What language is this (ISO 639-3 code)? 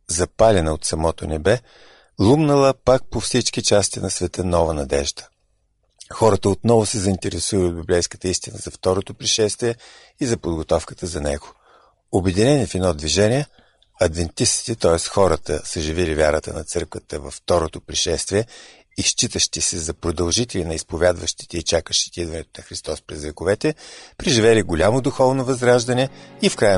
bul